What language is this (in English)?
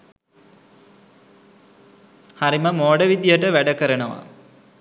Sinhala